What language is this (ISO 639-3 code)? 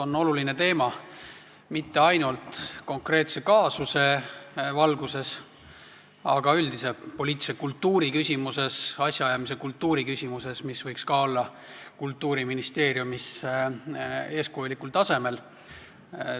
est